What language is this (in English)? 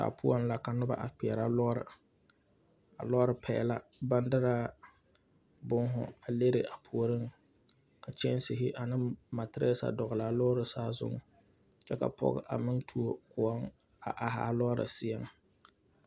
Southern Dagaare